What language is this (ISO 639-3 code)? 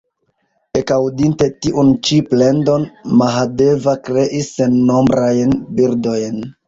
epo